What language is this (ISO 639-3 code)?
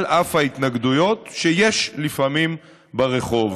heb